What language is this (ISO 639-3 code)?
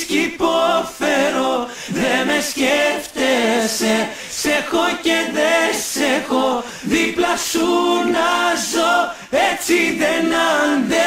ell